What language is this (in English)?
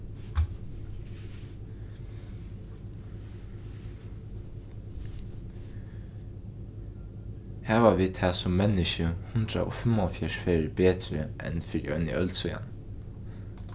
Faroese